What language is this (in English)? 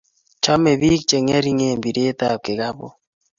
Kalenjin